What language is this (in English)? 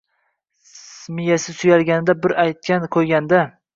Uzbek